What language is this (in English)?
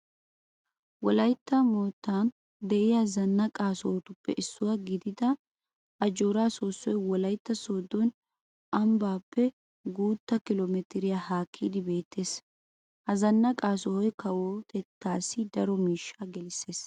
Wolaytta